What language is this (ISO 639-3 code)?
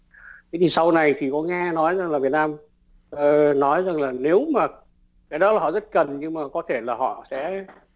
vie